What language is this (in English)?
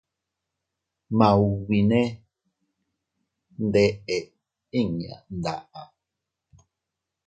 Teutila Cuicatec